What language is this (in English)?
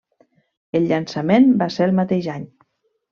Catalan